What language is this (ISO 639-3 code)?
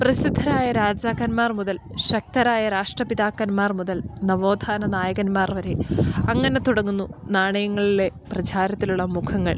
mal